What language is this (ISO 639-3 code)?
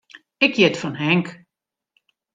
fry